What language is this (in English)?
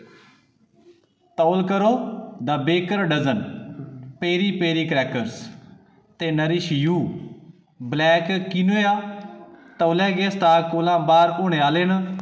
Dogri